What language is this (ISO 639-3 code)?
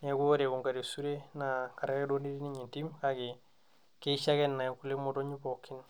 mas